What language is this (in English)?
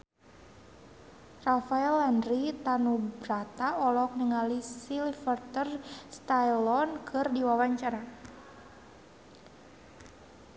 Sundanese